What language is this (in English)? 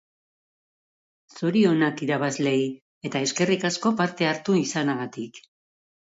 Basque